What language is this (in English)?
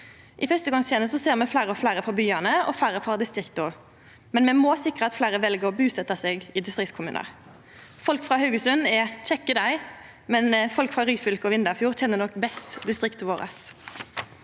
Norwegian